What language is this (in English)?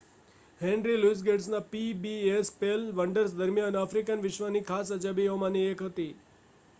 Gujarati